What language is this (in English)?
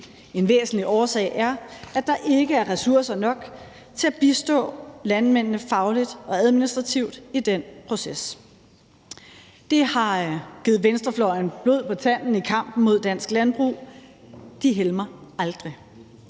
Danish